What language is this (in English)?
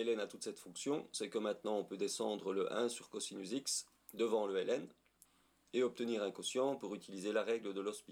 French